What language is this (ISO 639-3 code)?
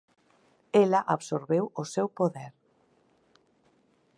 glg